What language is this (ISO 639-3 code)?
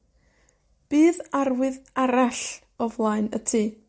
cym